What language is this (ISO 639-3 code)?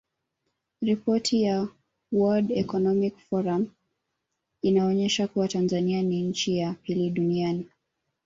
swa